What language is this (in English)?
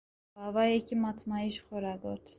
Kurdish